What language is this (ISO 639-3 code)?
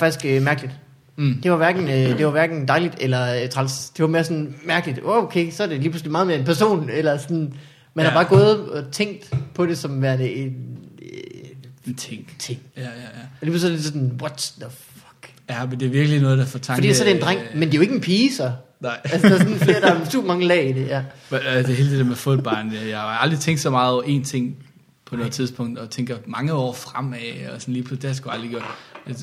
dan